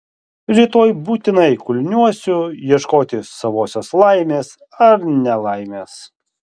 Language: Lithuanian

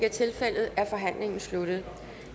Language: Danish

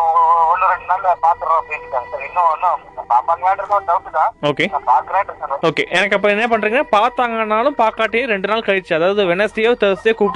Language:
Tamil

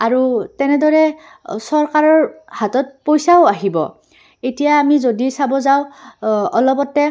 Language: Assamese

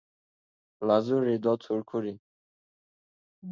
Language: Laz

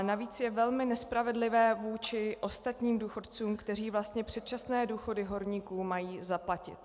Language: Czech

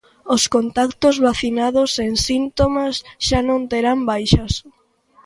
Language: Galician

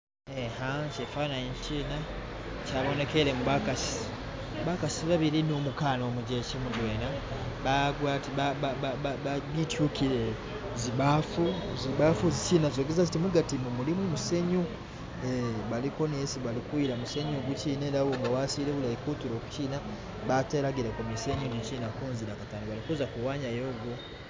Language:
Masaaba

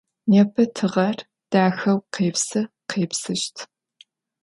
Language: Adyghe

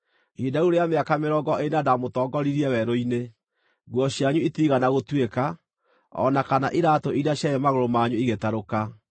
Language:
Kikuyu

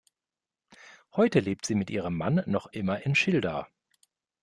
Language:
German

